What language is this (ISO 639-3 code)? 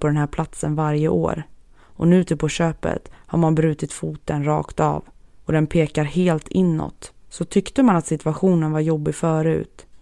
swe